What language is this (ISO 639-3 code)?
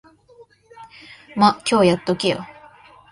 jpn